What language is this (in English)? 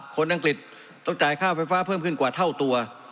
Thai